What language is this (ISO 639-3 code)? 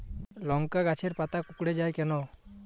ben